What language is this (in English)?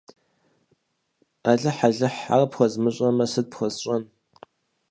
Kabardian